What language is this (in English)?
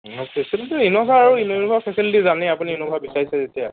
Assamese